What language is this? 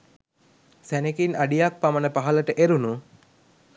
Sinhala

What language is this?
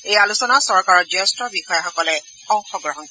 Assamese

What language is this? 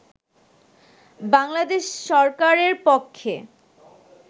Bangla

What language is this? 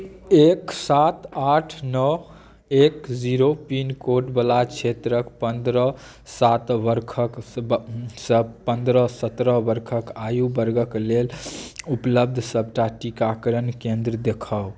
Maithili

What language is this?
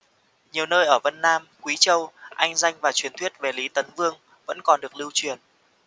Vietnamese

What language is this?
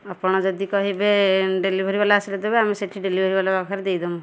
Odia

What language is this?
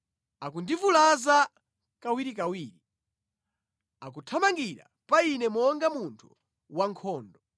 Nyanja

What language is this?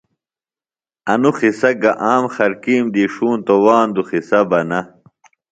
Phalura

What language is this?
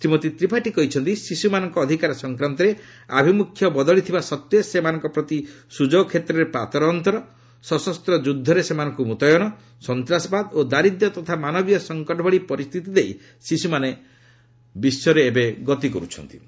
Odia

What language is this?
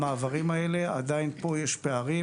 Hebrew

